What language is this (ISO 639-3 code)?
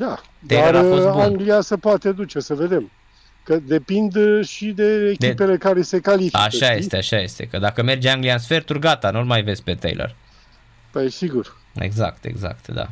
ron